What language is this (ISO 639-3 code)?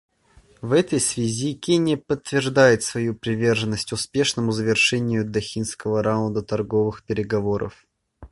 rus